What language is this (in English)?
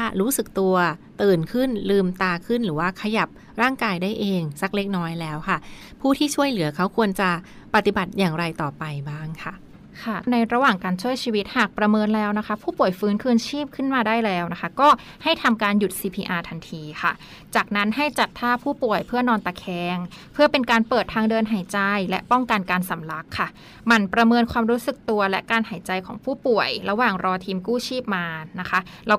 Thai